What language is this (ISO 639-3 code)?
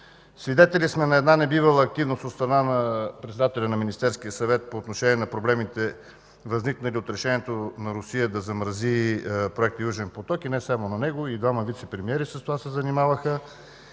bul